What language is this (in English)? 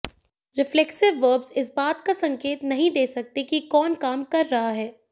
Hindi